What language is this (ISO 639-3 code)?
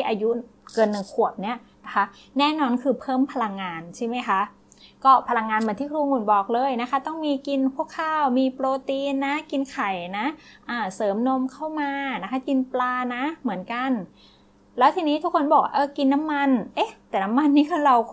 tha